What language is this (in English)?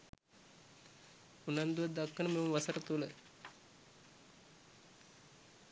Sinhala